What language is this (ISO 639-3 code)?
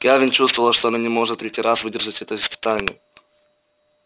rus